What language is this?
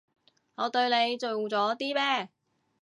Cantonese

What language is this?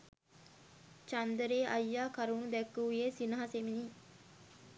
Sinhala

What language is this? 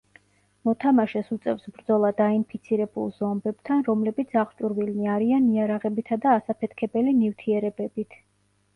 Georgian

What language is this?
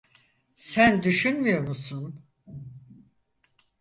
Turkish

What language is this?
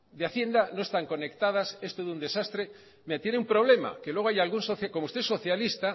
Spanish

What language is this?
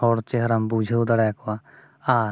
Santali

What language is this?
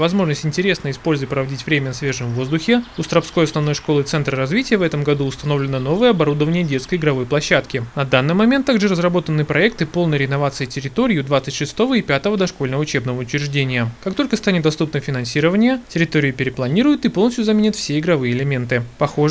Russian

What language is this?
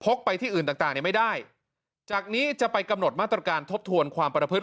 Thai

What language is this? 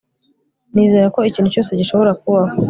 Kinyarwanda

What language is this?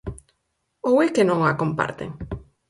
Galician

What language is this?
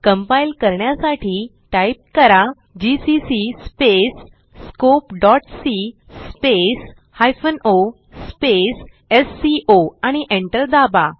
Marathi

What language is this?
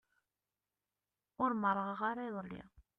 Kabyle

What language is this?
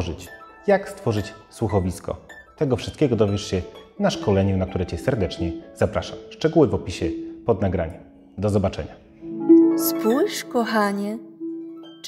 Polish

